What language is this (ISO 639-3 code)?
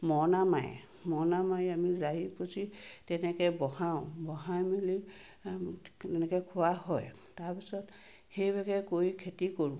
asm